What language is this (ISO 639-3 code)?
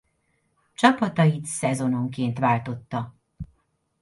hun